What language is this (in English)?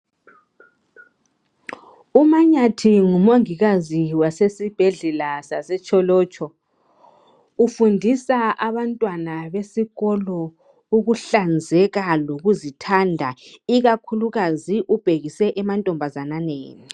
North Ndebele